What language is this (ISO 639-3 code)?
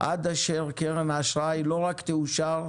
heb